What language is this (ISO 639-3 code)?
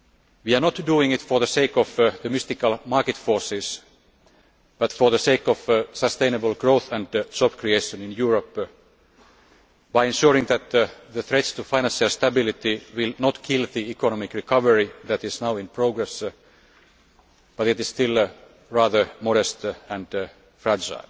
eng